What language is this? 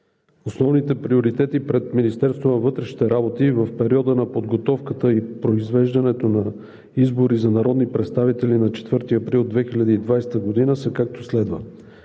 Bulgarian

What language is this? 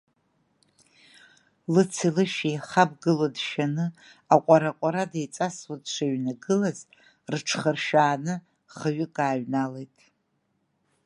Abkhazian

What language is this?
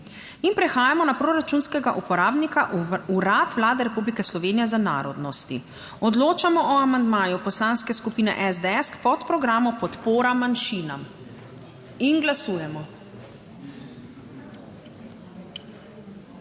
Slovenian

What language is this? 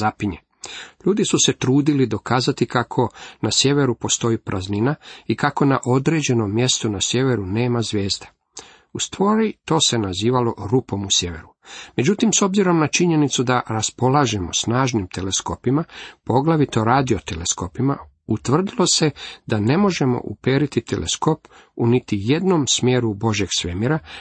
Croatian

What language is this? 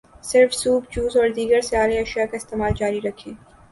Urdu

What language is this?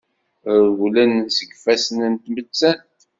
Kabyle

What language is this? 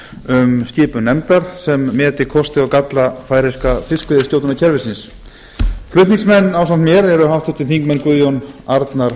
Icelandic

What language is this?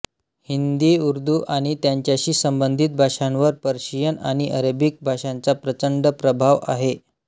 Marathi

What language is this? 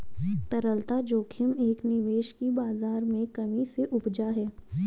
Hindi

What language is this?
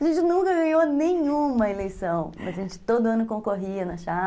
Portuguese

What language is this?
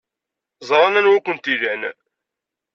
Kabyle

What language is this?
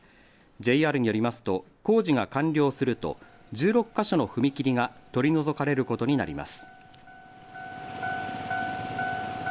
Japanese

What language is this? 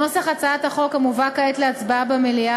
Hebrew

